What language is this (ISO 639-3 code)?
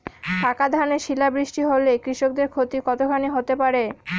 ben